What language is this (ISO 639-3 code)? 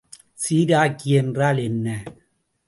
tam